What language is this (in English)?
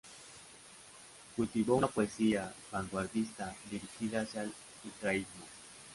Spanish